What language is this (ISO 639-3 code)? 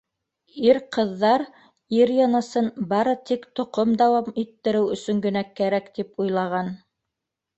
bak